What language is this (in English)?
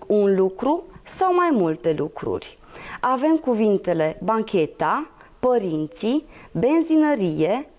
Romanian